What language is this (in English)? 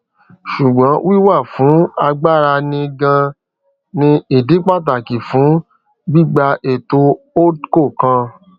Yoruba